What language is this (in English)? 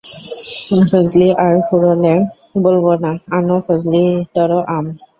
Bangla